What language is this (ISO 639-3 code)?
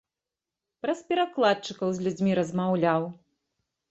bel